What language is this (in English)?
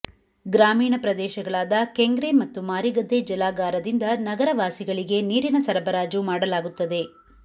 Kannada